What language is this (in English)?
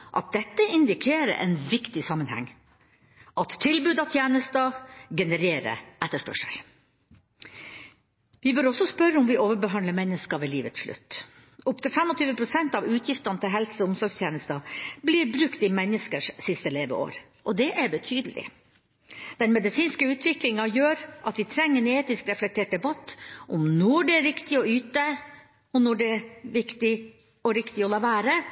Norwegian Bokmål